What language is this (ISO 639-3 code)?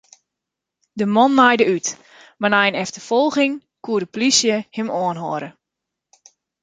fry